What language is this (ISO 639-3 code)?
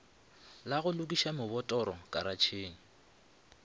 nso